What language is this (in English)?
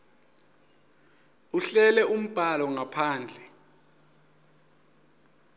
Swati